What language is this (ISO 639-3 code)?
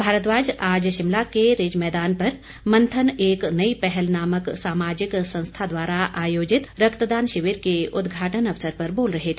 hin